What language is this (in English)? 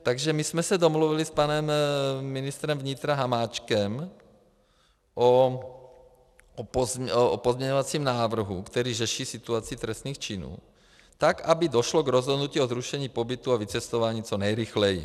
Czech